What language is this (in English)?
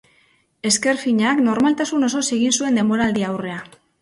Basque